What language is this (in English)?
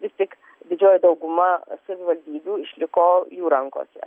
Lithuanian